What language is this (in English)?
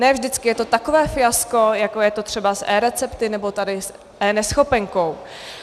Czech